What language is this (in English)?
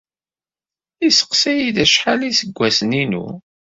Kabyle